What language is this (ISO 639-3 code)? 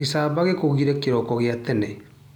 kik